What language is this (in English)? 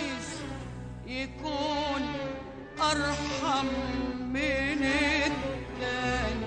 Arabic